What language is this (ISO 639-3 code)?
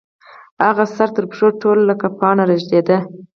pus